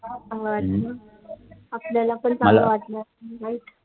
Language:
Marathi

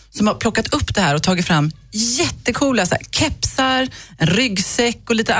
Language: Swedish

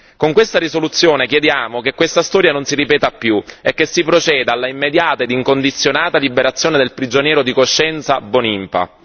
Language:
Italian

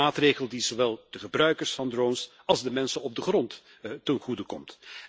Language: Dutch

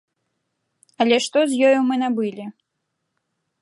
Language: Belarusian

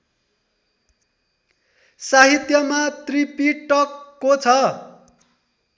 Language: Nepali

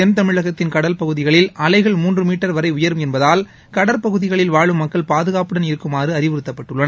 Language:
Tamil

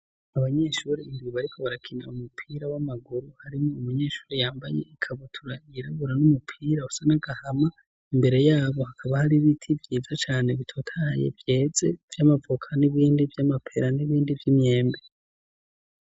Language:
Rundi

